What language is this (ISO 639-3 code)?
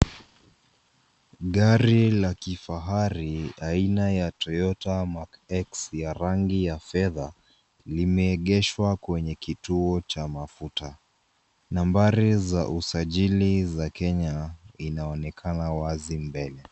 swa